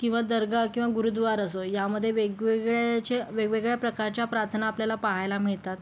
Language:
Marathi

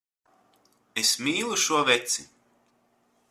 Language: Latvian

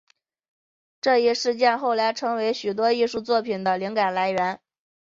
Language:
Chinese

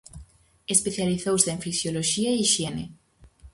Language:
Galician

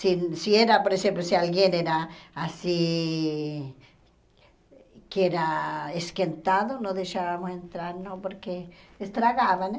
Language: Portuguese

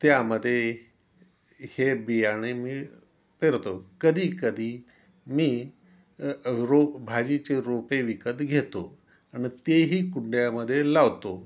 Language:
Marathi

